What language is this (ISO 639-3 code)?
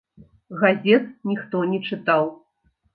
bel